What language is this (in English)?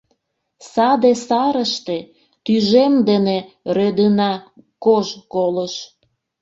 Mari